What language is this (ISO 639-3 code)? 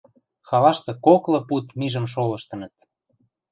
mrj